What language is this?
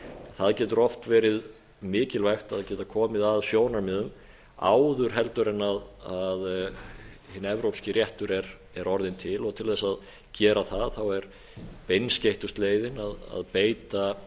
Icelandic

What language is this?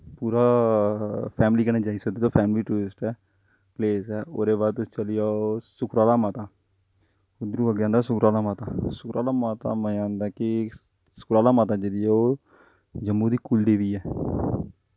Dogri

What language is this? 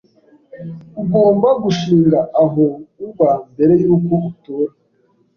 Kinyarwanda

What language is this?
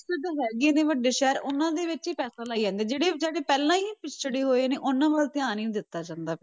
Punjabi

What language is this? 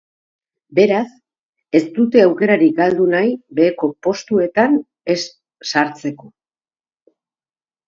Basque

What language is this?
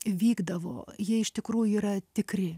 Lithuanian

